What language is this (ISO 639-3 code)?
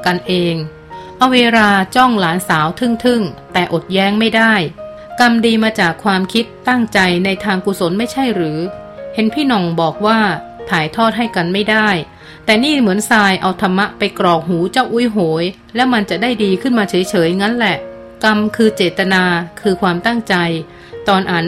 tha